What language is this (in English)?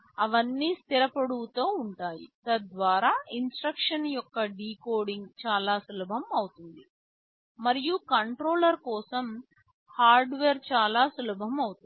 Telugu